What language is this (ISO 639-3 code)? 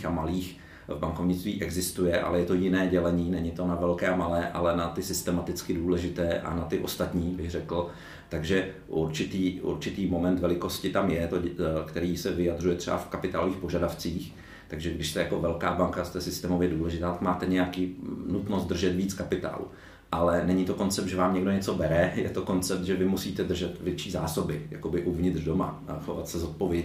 ces